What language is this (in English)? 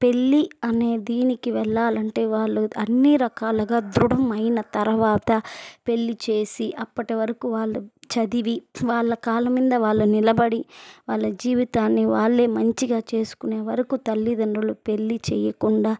Telugu